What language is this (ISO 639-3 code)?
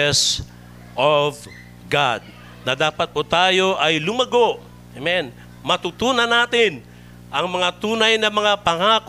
fil